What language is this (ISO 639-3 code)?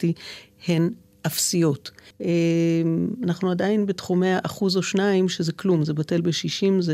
heb